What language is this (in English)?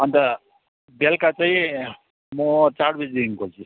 Nepali